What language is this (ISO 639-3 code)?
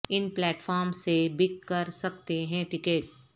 urd